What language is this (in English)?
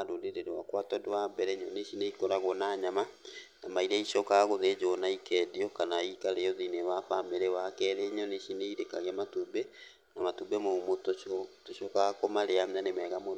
Kikuyu